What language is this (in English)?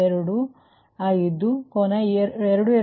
Kannada